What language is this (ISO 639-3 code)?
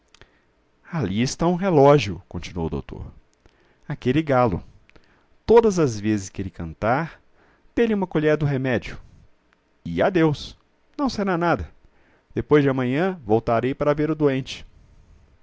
por